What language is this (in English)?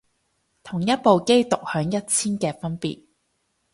Cantonese